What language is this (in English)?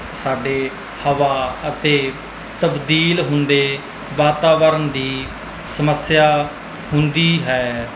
Punjabi